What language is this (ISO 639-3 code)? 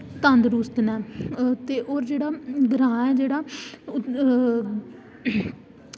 doi